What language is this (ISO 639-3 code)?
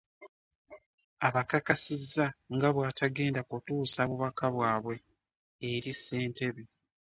lug